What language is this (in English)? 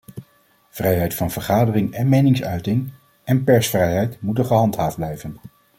Dutch